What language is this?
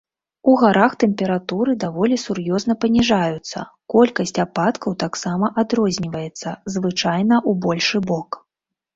Belarusian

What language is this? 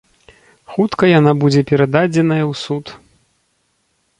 Belarusian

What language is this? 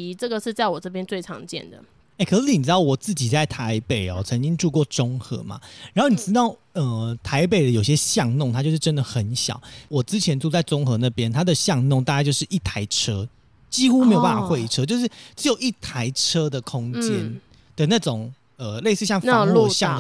Chinese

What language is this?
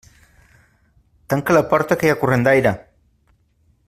Catalan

